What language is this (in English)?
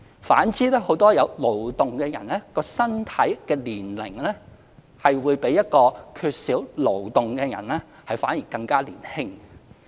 Cantonese